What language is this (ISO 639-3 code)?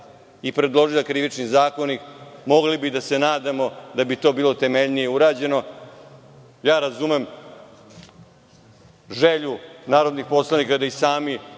srp